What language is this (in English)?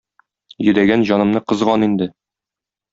Tatar